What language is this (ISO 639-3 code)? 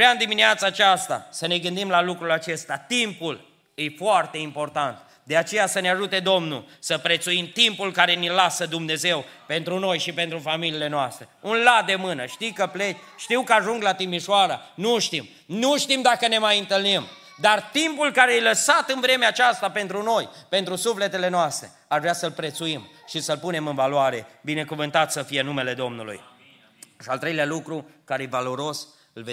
ron